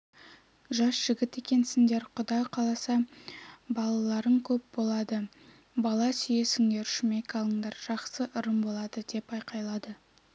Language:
Kazakh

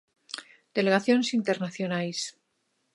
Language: Galician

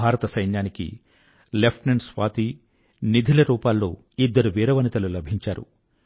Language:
Telugu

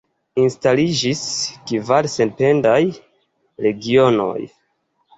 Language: Esperanto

